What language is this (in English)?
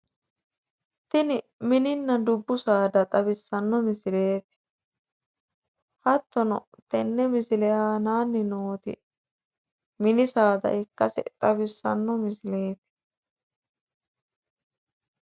Sidamo